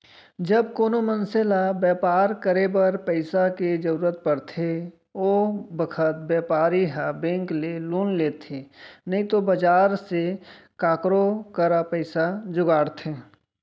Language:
Chhattisgarhi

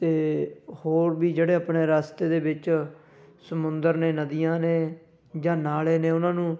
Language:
Punjabi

